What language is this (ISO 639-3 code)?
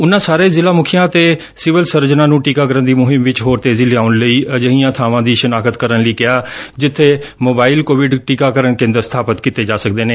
pan